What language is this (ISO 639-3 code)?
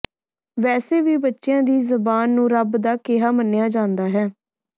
pan